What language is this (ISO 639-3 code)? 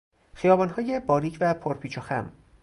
fas